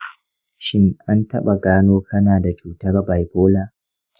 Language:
Hausa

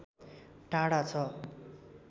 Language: Nepali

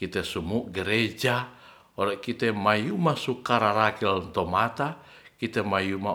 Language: Ratahan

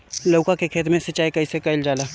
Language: Bhojpuri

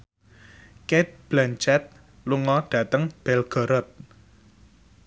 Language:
Javanese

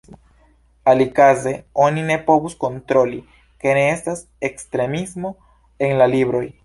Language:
Esperanto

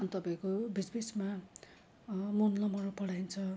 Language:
Nepali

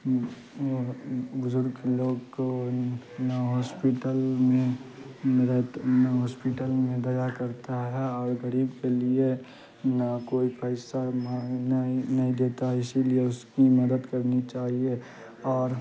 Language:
Urdu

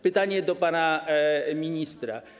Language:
Polish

